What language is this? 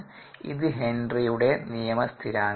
Malayalam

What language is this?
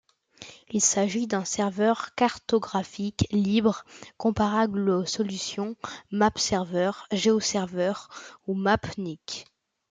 French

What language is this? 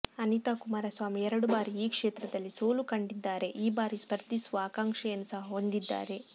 Kannada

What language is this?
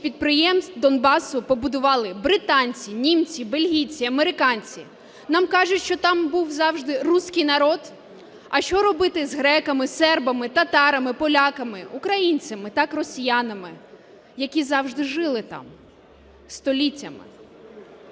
Ukrainian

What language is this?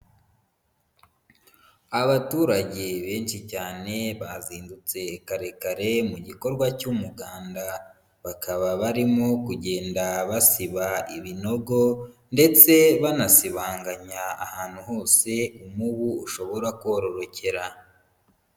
Kinyarwanda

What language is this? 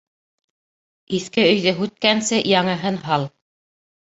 Bashkir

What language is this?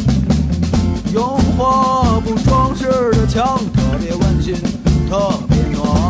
Chinese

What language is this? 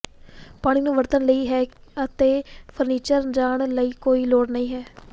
Punjabi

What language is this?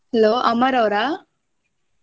Kannada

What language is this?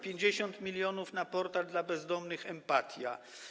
Polish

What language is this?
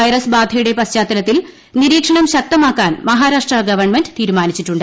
Malayalam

